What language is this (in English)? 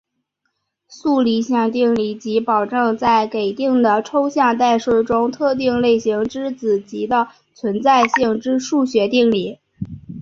Chinese